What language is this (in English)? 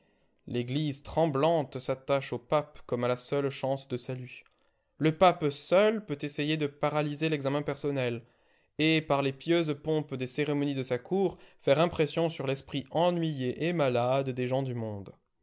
French